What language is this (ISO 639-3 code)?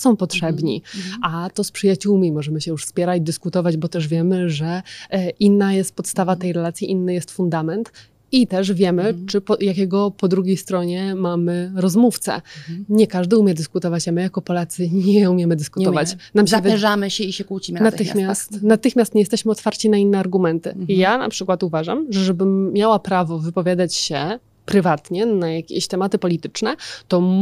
pol